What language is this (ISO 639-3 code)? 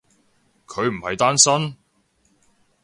yue